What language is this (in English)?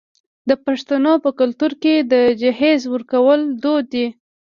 Pashto